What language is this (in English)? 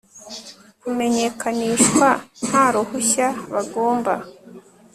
Kinyarwanda